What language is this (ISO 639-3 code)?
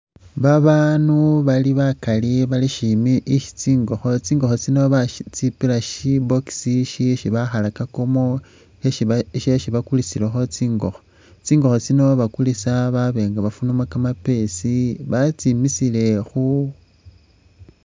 myx